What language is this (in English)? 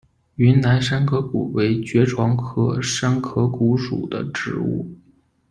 Chinese